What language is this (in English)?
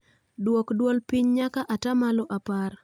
Luo (Kenya and Tanzania)